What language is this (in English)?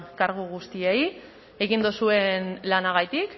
Basque